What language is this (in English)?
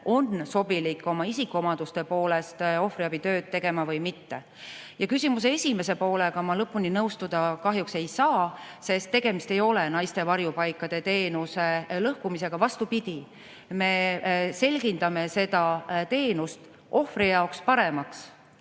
Estonian